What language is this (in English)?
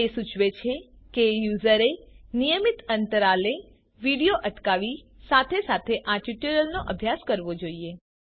Gujarati